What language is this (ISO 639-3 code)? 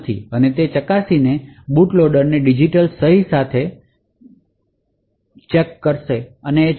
guj